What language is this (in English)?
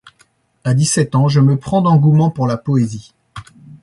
French